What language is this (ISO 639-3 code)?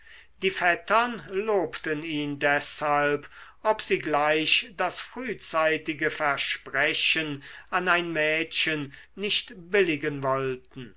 deu